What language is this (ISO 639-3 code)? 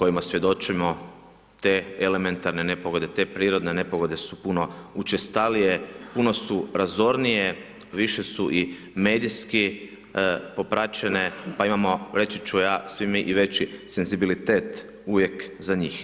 hrv